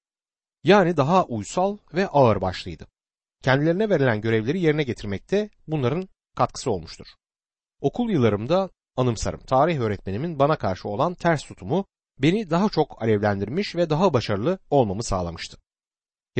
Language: Turkish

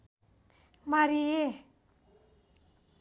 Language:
Nepali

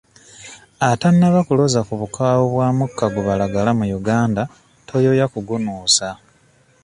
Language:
Ganda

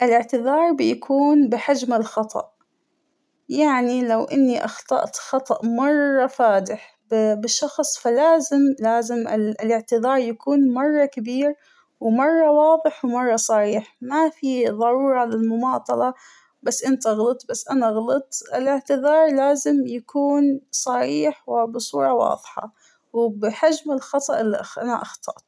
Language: Hijazi Arabic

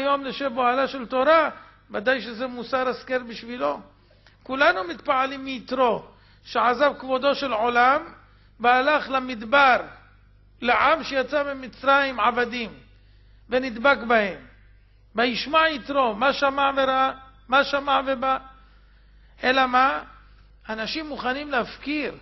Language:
Hebrew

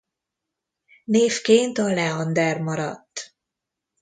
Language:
Hungarian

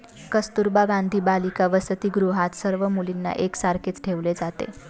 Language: Marathi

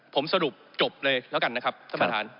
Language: Thai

